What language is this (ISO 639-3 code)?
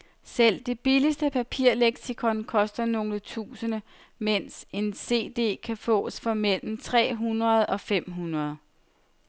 dan